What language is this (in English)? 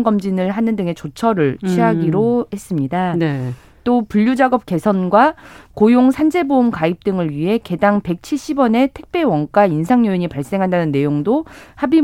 Korean